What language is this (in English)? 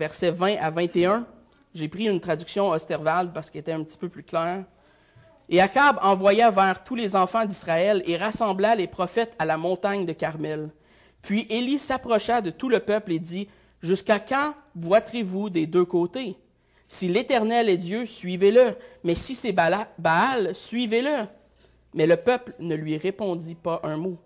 French